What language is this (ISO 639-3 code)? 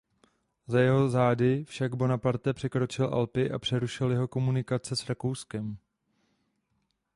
ces